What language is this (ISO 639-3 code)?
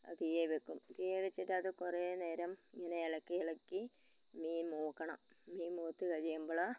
mal